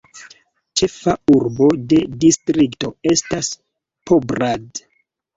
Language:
Esperanto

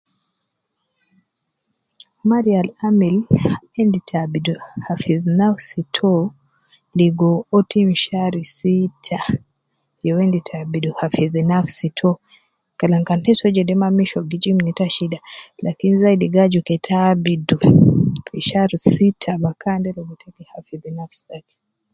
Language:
Nubi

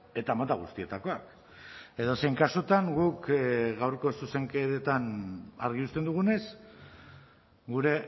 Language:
Basque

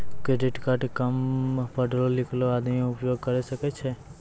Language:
Maithili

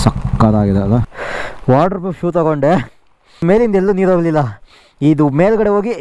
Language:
Kannada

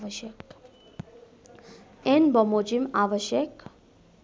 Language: Nepali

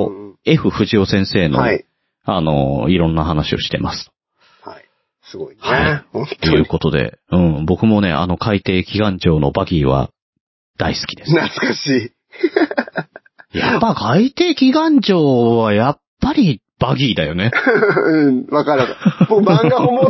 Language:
Japanese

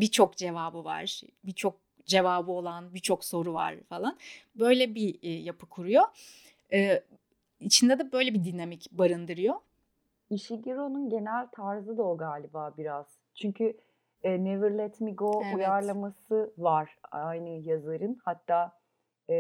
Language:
Turkish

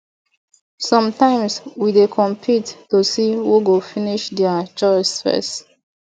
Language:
Nigerian Pidgin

